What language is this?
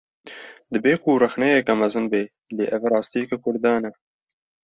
Kurdish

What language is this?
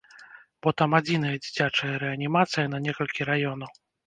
Belarusian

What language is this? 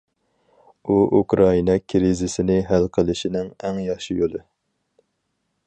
Uyghur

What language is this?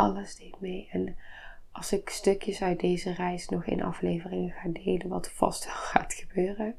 Dutch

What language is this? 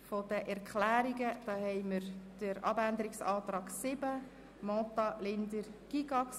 Swiss German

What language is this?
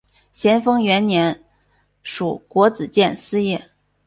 Chinese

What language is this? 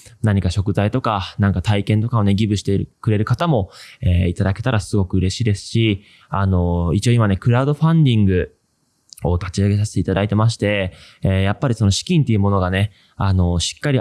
Japanese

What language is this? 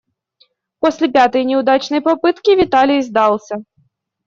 Russian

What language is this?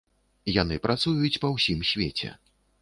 Belarusian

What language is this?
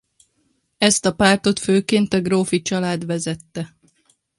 Hungarian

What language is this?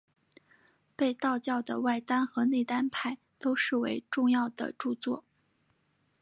Chinese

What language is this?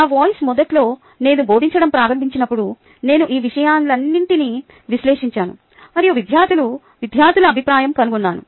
Telugu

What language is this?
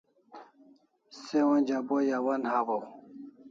Kalasha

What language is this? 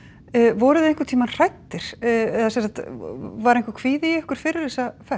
Icelandic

